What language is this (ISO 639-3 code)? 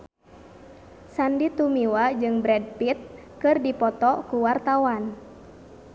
sun